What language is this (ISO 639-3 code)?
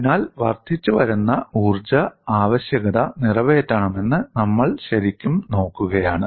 mal